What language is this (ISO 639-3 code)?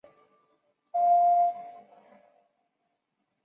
zho